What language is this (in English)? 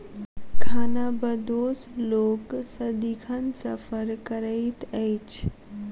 Maithili